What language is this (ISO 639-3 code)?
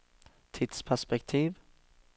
nor